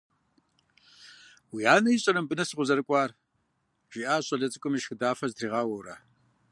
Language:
Kabardian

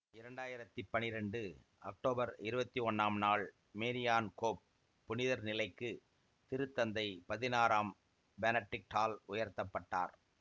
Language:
Tamil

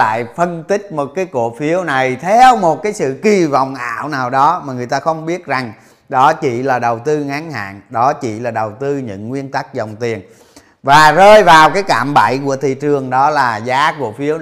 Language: Vietnamese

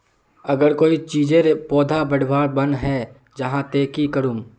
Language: Magahi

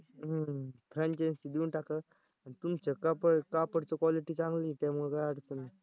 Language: Marathi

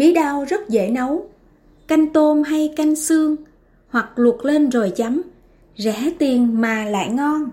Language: Vietnamese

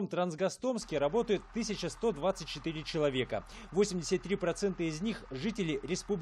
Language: Russian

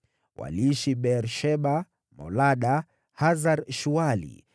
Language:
Swahili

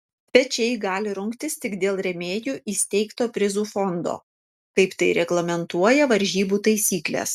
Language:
Lithuanian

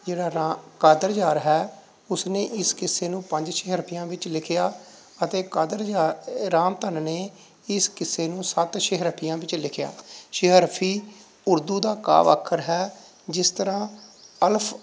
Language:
Punjabi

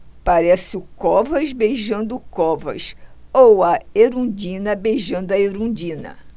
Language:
Portuguese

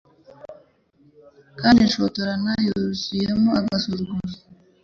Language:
Kinyarwanda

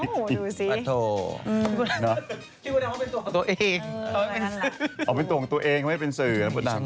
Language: Thai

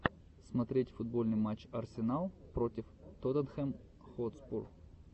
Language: Russian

